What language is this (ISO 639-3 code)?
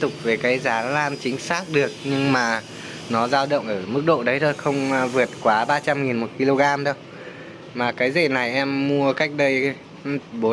vie